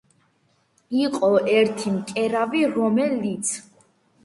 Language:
Georgian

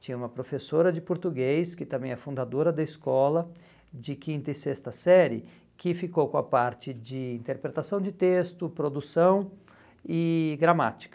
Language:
Portuguese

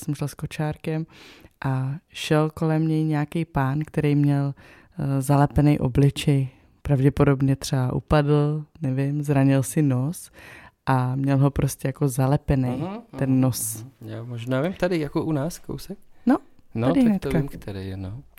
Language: Czech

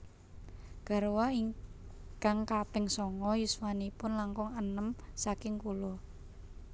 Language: Javanese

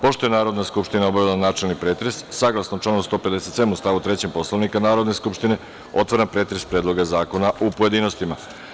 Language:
Serbian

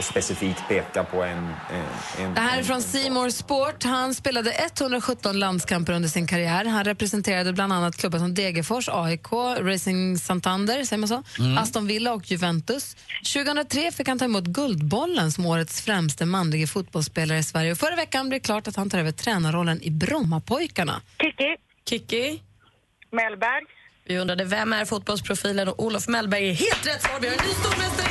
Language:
Swedish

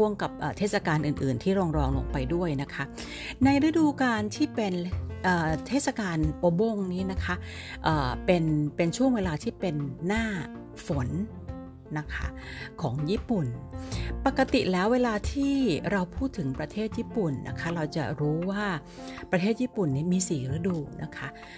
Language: Thai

